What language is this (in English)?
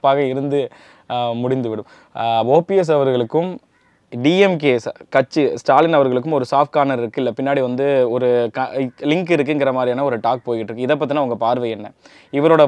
Tamil